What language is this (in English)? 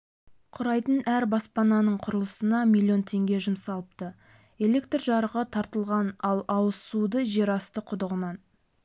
Kazakh